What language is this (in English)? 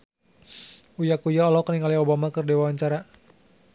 Sundanese